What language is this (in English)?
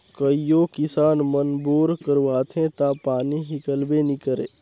Chhattisgarhi